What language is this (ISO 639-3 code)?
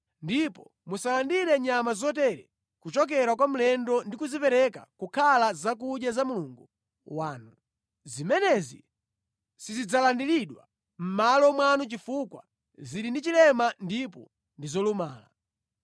nya